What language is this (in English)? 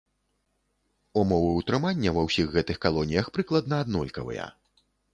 Belarusian